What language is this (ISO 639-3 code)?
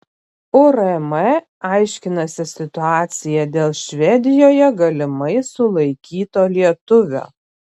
lit